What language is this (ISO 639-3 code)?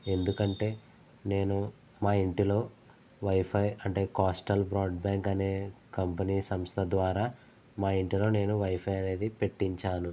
tel